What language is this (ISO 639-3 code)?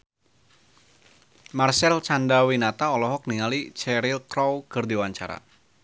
sun